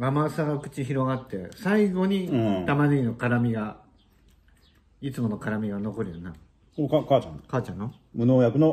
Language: Japanese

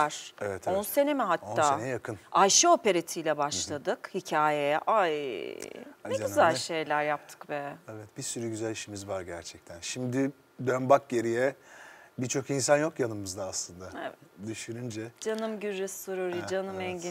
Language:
Turkish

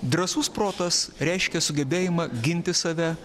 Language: Lithuanian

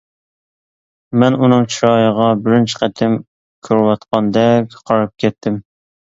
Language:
Uyghur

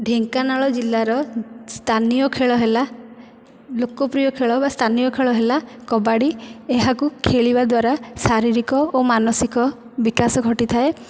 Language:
Odia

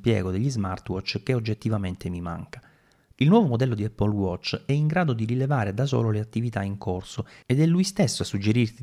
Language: Italian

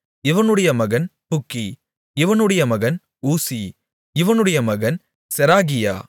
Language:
Tamil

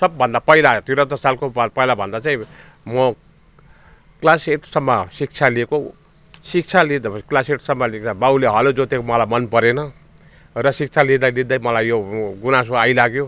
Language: Nepali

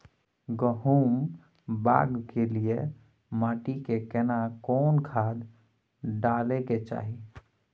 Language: Maithili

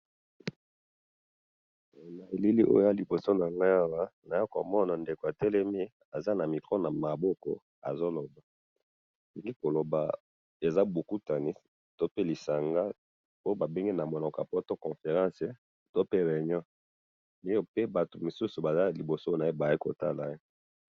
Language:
Lingala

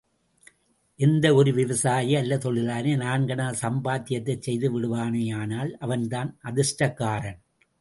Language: Tamil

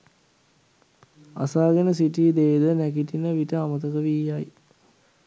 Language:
Sinhala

